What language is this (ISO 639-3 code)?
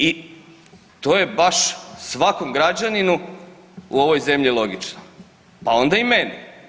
hrv